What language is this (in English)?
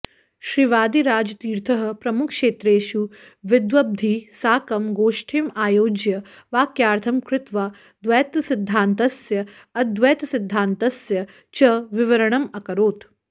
Sanskrit